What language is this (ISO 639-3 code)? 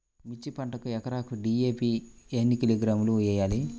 tel